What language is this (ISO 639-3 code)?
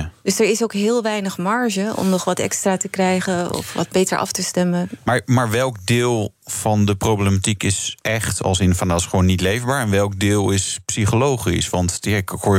nld